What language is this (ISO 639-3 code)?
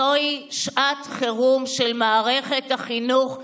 heb